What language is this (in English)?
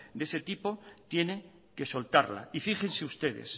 Spanish